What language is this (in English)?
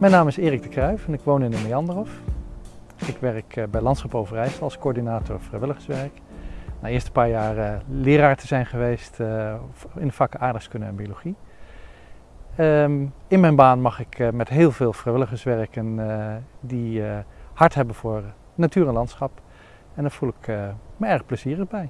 Dutch